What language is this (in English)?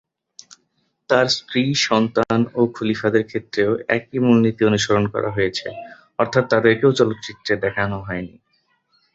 Bangla